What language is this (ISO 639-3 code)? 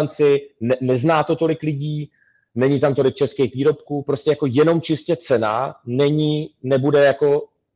ces